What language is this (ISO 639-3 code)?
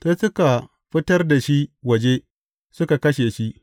hau